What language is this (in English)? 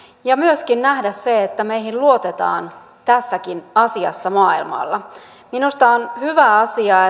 Finnish